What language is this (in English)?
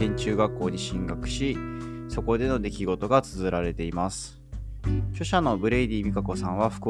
Japanese